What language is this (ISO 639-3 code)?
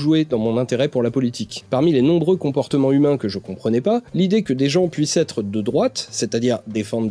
fra